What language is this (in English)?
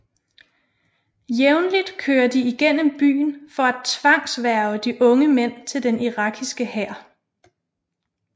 Danish